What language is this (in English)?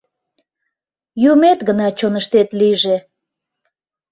Mari